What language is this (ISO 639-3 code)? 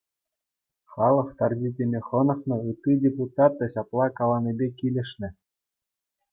chv